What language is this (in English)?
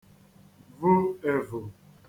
Igbo